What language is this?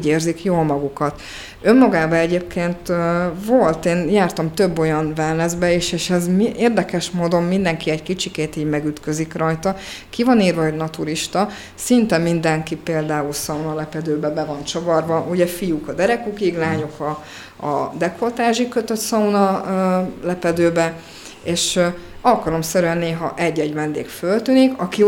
Hungarian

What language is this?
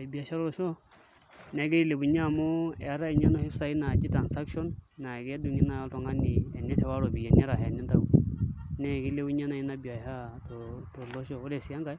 Masai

